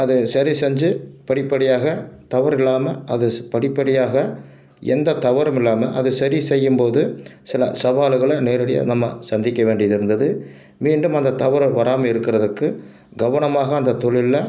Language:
Tamil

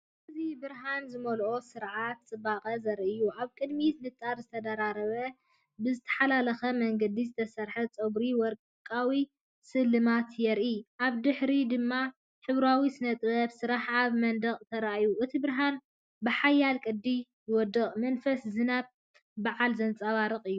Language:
Tigrinya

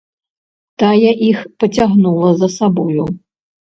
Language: Belarusian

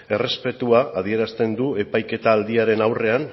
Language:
Basque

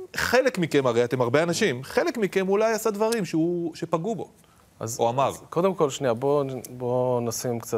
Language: Hebrew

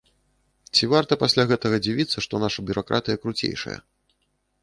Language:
Belarusian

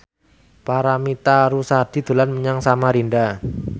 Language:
Javanese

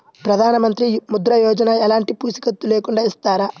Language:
Telugu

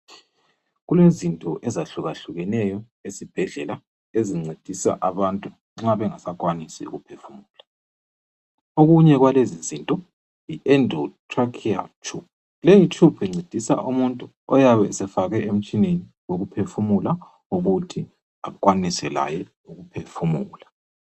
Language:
North Ndebele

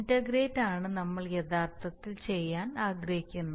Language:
Malayalam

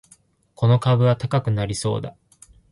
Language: Japanese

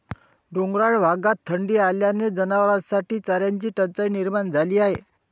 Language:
Marathi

